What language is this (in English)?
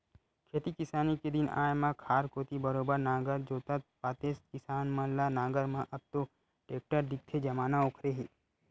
Chhattisgarhi